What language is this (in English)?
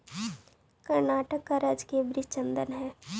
Magahi